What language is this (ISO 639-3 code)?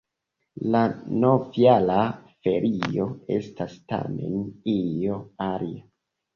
epo